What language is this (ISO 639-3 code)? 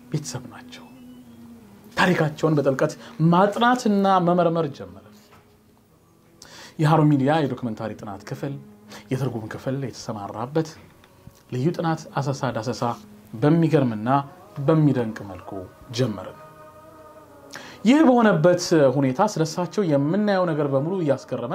ara